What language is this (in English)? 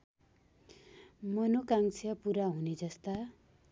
Nepali